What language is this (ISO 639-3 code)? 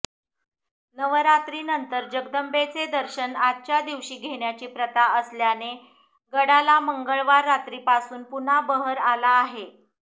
mar